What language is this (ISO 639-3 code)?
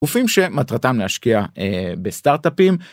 heb